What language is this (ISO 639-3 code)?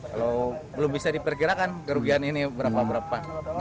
ind